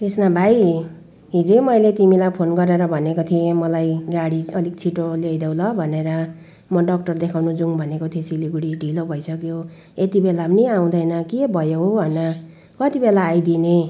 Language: Nepali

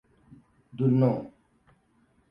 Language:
Hausa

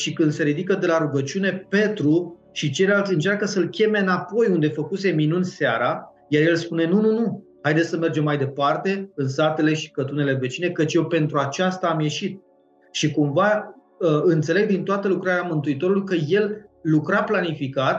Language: Romanian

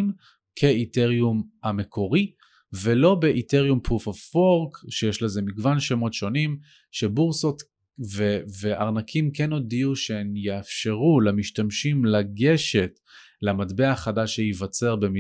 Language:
Hebrew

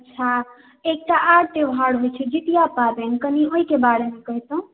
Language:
Maithili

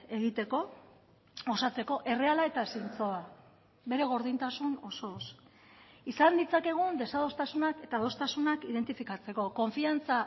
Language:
Basque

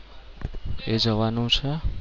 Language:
Gujarati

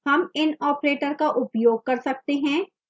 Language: Hindi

